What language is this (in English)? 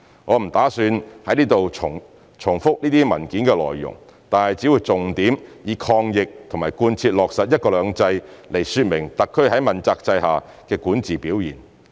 Cantonese